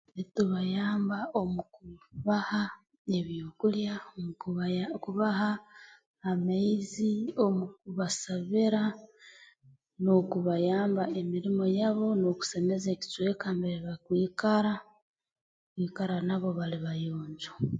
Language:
Tooro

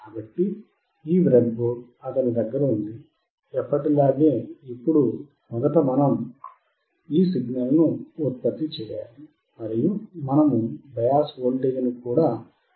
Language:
Telugu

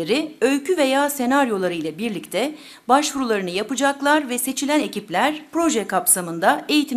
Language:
Turkish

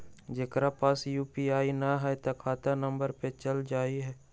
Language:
Magahi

